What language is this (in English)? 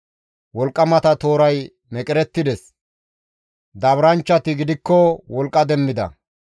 Gamo